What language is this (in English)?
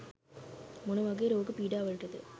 Sinhala